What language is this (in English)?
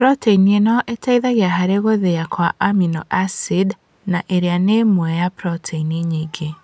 Kikuyu